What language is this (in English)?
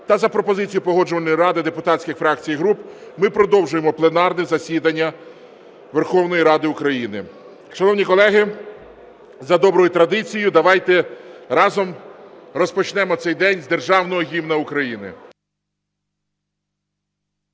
Ukrainian